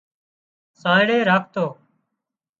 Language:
Wadiyara Koli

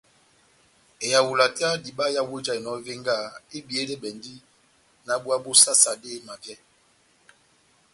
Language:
Batanga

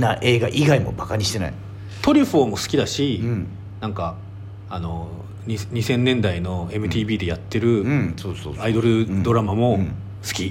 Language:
Japanese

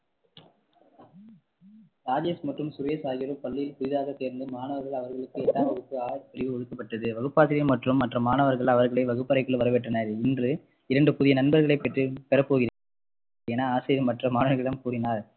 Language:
Tamil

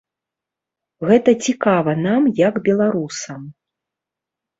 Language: Belarusian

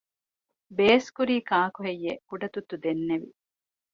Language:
Divehi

